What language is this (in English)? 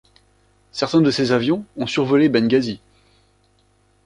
French